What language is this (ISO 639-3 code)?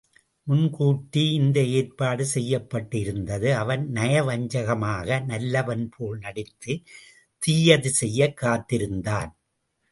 tam